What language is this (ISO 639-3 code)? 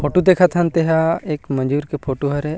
hne